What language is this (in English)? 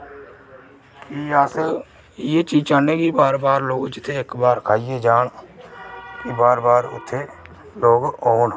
Dogri